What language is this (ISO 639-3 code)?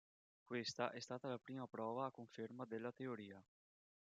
ita